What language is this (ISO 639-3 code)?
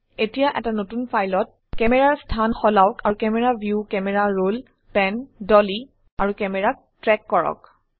asm